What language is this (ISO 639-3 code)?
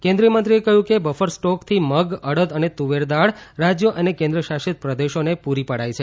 guj